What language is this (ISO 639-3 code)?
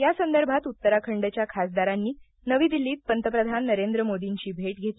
mar